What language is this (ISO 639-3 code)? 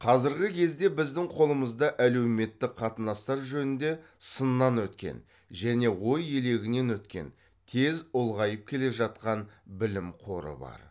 kaz